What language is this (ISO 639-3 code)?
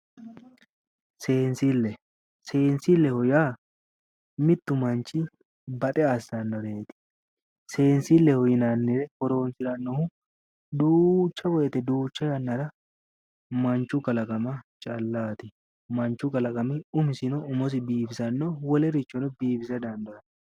sid